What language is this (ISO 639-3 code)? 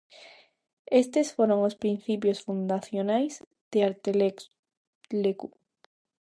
glg